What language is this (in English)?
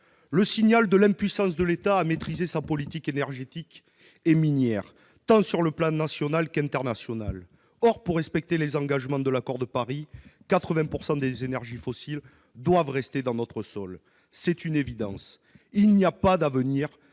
French